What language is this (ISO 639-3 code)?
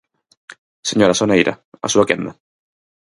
glg